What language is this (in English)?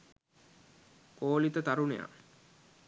Sinhala